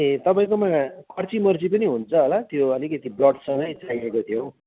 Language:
Nepali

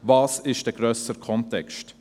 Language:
Swiss German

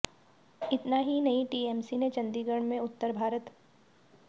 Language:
Hindi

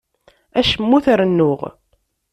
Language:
Kabyle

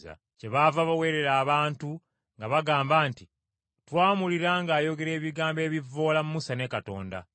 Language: Ganda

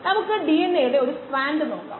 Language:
Malayalam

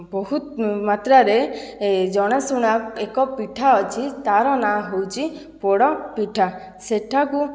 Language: Odia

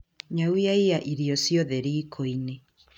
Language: Kikuyu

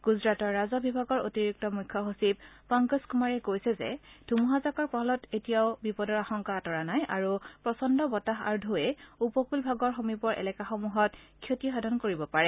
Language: Assamese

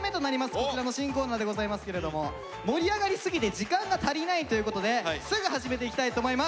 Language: Japanese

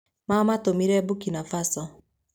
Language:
Kikuyu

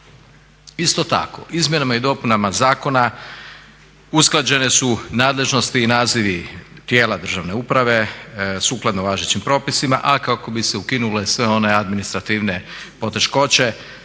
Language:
Croatian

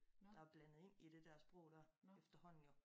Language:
Danish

